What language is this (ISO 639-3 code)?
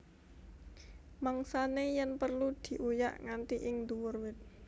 jav